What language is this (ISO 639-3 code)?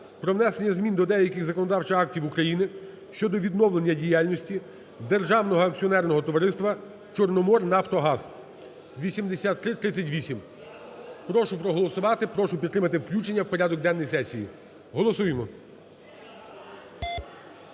ukr